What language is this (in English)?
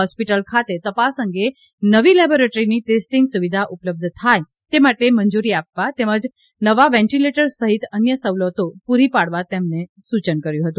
Gujarati